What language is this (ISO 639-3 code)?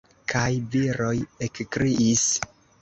epo